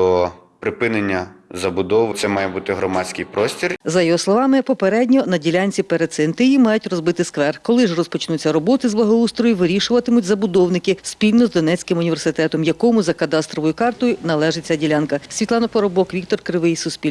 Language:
Ukrainian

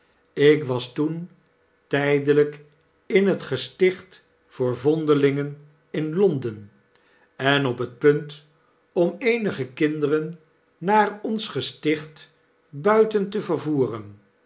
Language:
Dutch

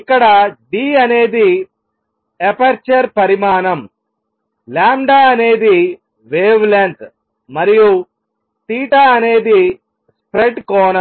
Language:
Telugu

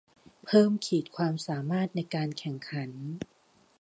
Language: Thai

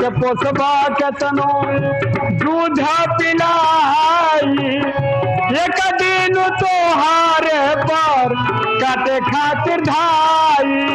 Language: Hindi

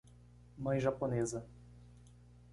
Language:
Portuguese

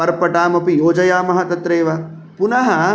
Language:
Sanskrit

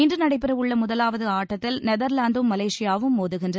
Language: Tamil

